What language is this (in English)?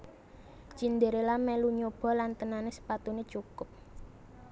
Javanese